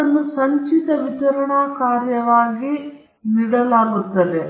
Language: Kannada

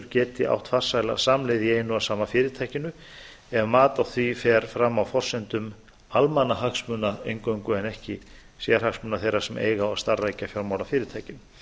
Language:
Icelandic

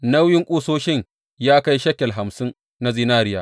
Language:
Hausa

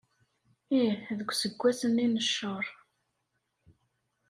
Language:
Kabyle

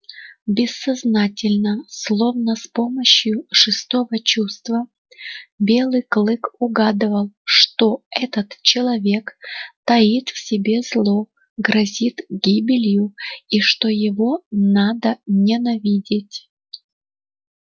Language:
Russian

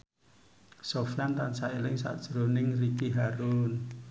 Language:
Javanese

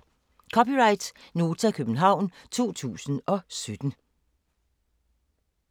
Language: Danish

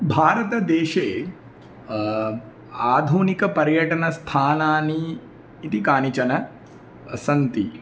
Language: Sanskrit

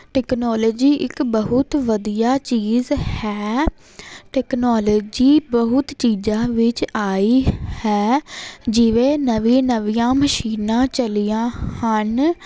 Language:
Punjabi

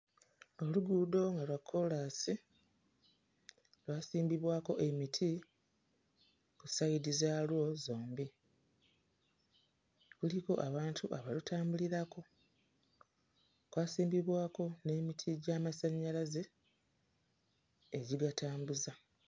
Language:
Ganda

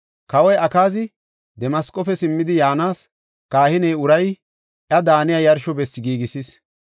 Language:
Gofa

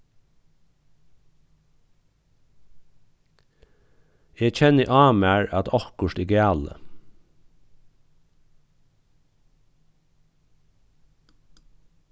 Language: Faroese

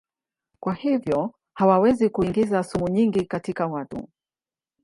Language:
Swahili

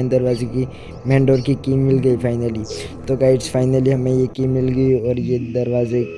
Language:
Hindi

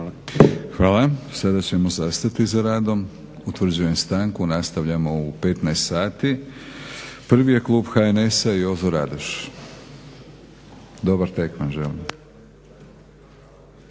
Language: Croatian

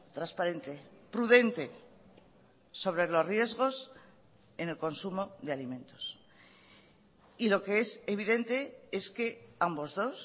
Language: Spanish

